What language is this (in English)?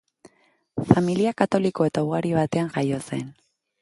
Basque